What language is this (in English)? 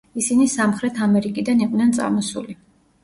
Georgian